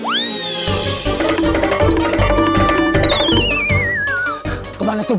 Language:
Indonesian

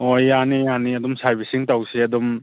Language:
Manipuri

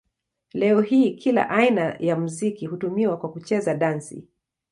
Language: Swahili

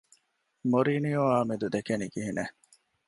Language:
Divehi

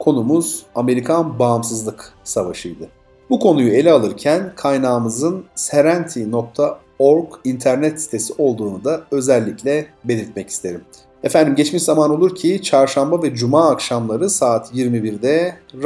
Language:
Turkish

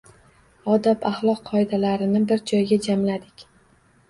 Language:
Uzbek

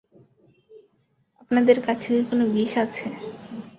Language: Bangla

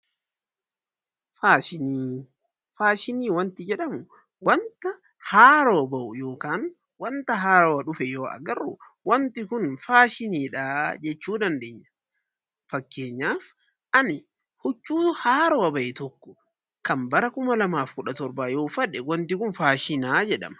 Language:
Oromo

